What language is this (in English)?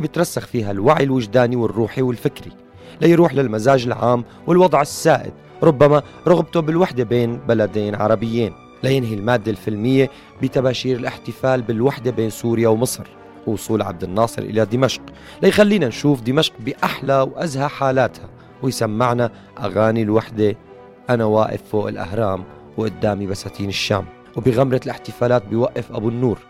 Arabic